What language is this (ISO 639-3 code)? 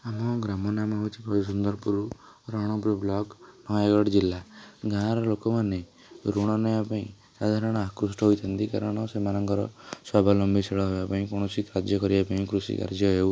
ori